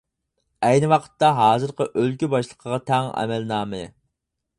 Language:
Uyghur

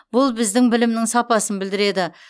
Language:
Kazakh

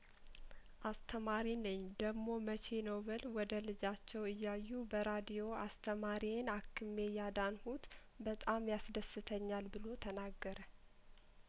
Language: Amharic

